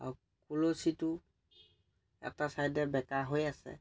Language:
Assamese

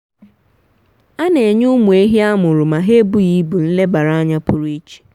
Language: Igbo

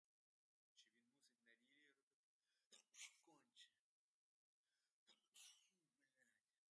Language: Ukrainian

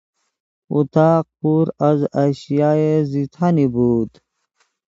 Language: Persian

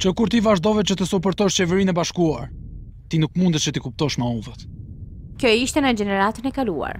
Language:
Romanian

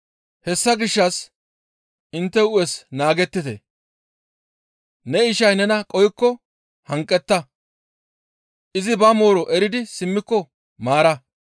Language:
Gamo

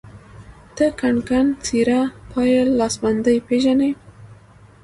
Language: Pashto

